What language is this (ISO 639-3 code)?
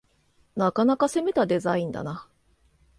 jpn